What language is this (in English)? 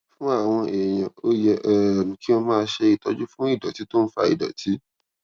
Yoruba